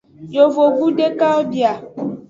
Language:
Aja (Benin)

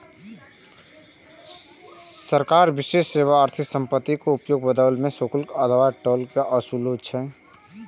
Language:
Maithili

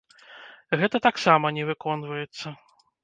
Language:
Belarusian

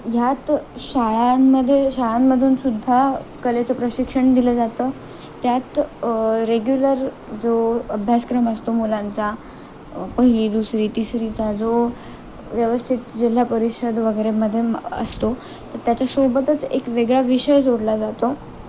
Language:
Marathi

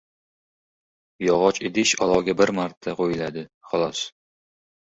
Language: Uzbek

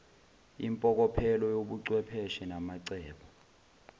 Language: Zulu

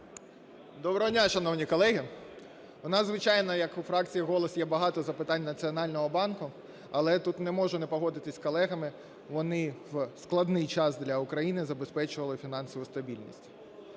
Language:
Ukrainian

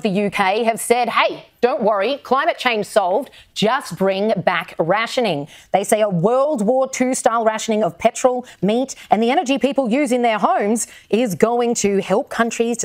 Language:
Hungarian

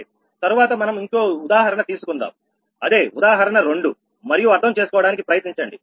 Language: Telugu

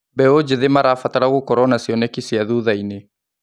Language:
Kikuyu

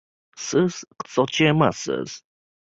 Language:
Uzbek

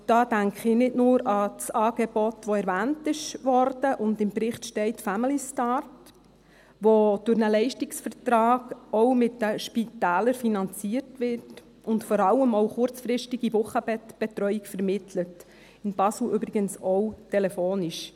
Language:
Swiss German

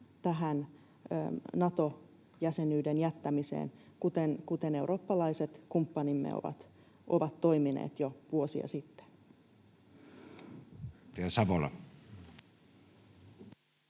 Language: Finnish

